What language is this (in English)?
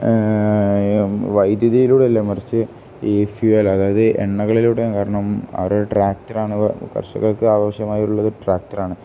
Malayalam